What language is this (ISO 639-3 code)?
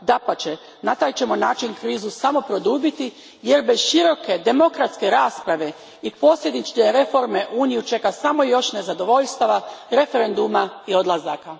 hrv